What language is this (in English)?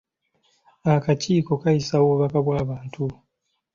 Ganda